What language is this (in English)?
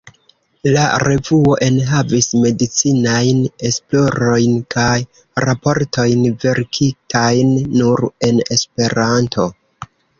Esperanto